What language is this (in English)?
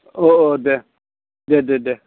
Bodo